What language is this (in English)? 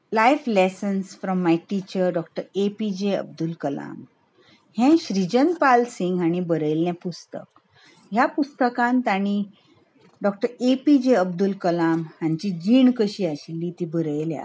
Konkani